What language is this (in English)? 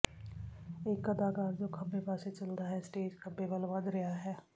Punjabi